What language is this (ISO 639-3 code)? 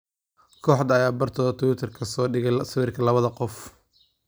som